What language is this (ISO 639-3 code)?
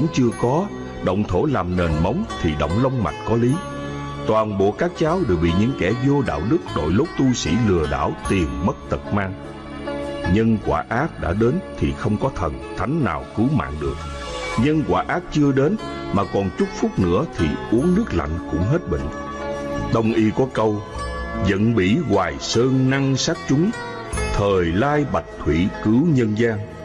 vie